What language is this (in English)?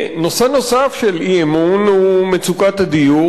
Hebrew